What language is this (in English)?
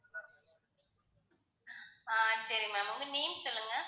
Tamil